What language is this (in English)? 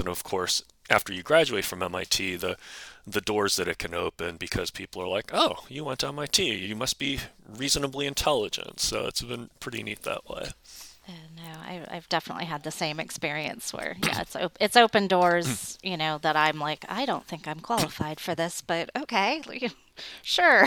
English